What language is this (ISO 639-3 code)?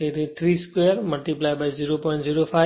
guj